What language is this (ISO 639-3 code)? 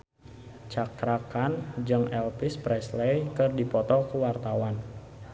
sun